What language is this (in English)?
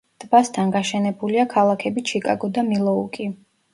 Georgian